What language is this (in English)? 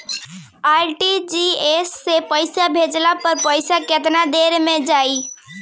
Bhojpuri